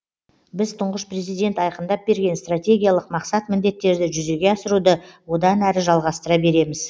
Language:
Kazakh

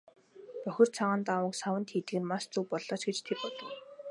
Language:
Mongolian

